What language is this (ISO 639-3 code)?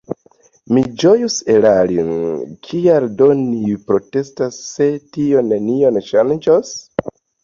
epo